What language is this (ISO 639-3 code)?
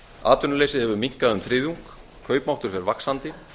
isl